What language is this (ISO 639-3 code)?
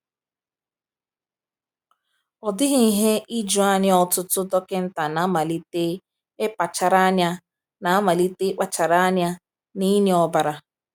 ibo